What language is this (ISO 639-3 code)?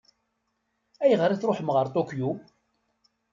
kab